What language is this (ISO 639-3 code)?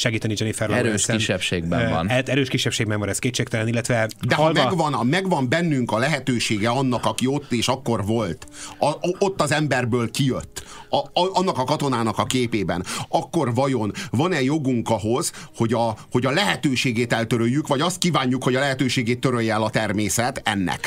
hun